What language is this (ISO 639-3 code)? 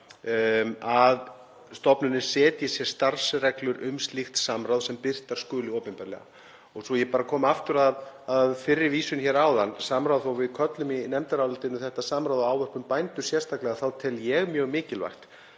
isl